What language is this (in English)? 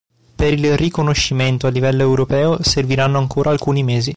Italian